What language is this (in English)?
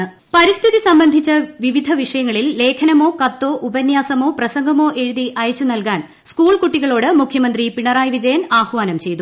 Malayalam